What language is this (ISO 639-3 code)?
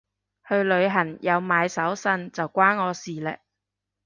yue